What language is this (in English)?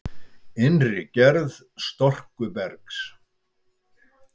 Icelandic